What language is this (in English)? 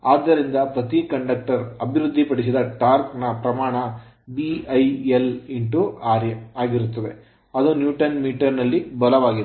Kannada